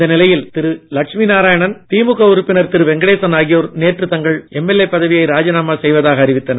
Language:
Tamil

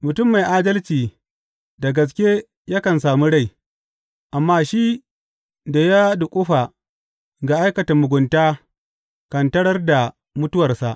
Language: Hausa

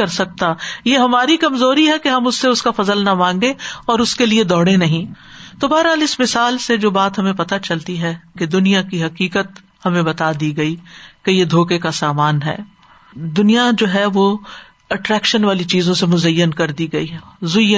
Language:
Urdu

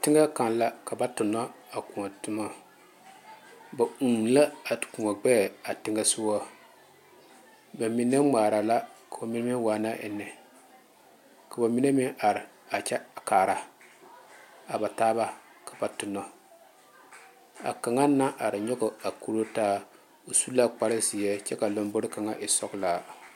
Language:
Southern Dagaare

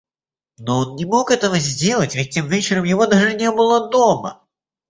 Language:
Russian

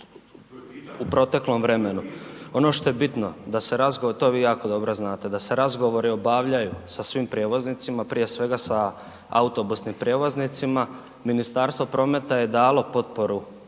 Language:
Croatian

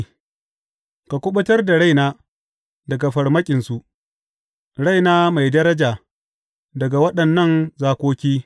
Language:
Hausa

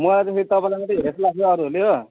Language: Nepali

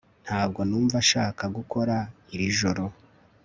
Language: Kinyarwanda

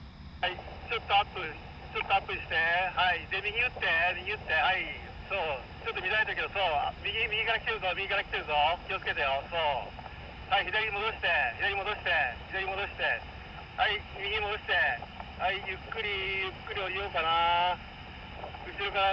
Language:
Japanese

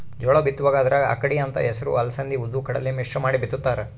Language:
Kannada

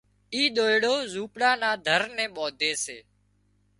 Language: Wadiyara Koli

